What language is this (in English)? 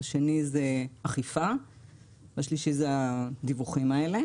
Hebrew